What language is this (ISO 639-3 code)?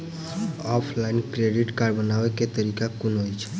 mai